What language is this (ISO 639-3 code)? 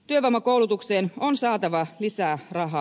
fin